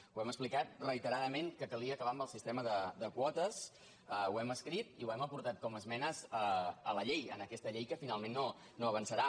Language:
Catalan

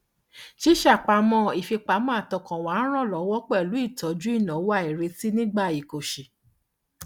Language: Yoruba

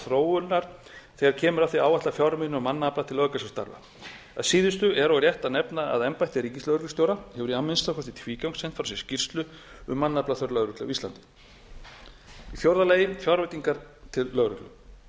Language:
Icelandic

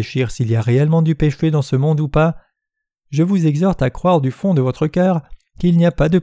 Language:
French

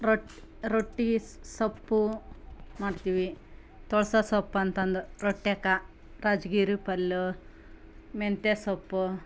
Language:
Kannada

